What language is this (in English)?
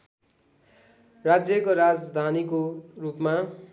Nepali